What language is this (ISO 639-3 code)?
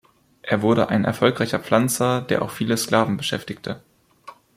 deu